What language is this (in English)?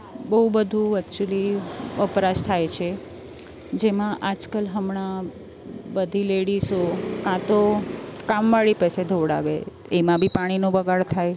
Gujarati